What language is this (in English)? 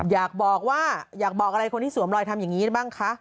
Thai